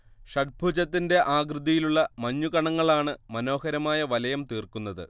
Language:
Malayalam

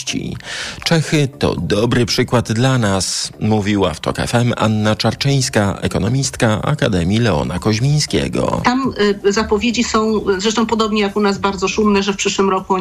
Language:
Polish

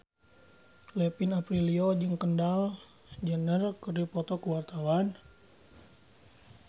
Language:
Sundanese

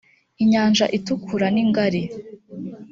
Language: Kinyarwanda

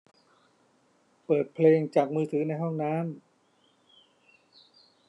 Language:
Thai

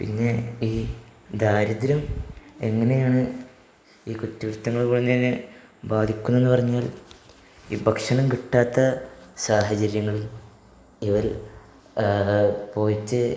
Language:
Malayalam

